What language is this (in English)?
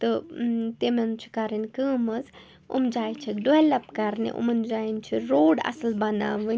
Kashmiri